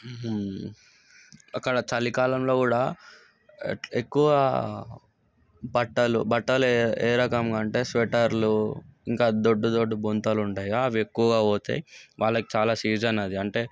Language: Telugu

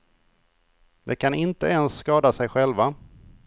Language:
Swedish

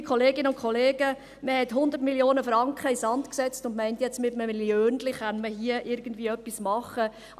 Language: Swiss German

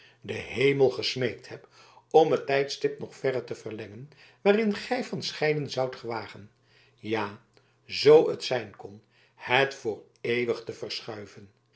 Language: Dutch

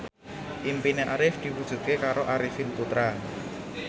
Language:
Javanese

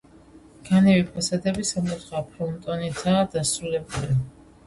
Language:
Georgian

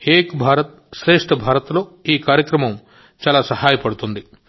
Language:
Telugu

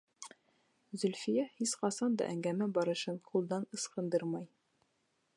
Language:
Bashkir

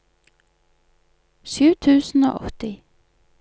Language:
Norwegian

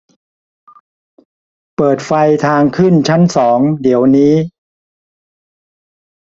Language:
Thai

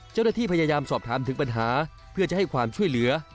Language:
Thai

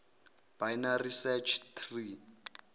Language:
Zulu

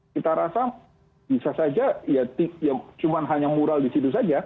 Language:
Indonesian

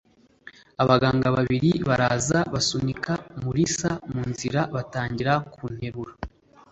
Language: Kinyarwanda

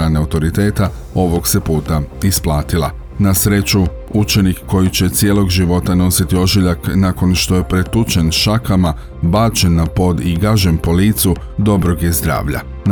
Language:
Croatian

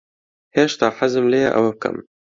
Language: Central Kurdish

